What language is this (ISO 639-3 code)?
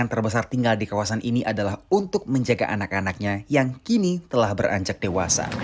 ind